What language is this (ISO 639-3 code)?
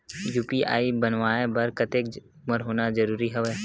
hne